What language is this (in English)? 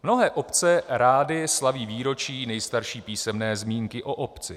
Czech